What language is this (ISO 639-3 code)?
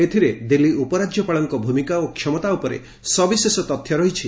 ori